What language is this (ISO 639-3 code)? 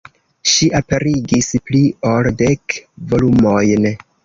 epo